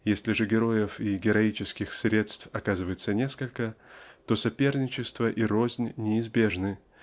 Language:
Russian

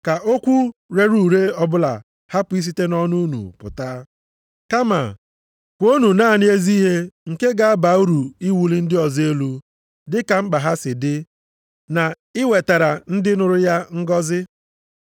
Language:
Igbo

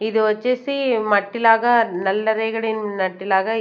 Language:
Telugu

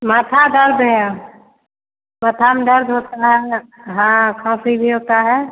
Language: Hindi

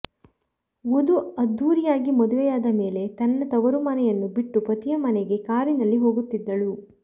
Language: Kannada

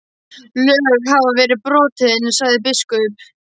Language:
Icelandic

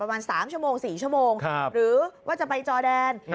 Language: Thai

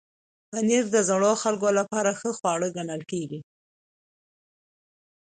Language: Pashto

